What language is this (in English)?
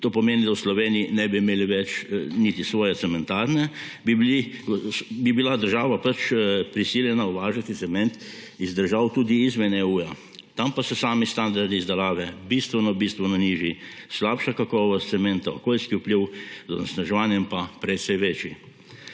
Slovenian